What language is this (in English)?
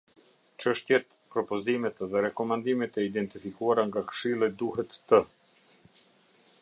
Albanian